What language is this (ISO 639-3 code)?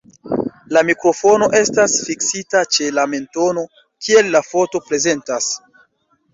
epo